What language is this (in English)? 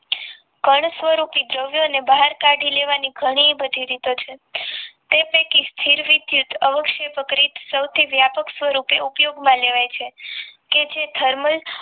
Gujarati